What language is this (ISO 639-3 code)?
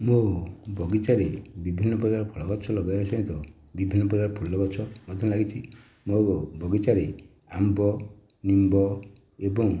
ori